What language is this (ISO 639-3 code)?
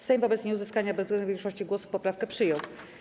pol